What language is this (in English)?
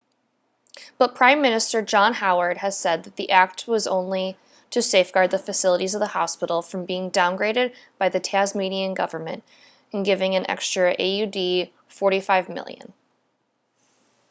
English